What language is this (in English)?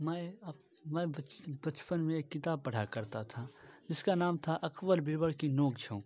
Hindi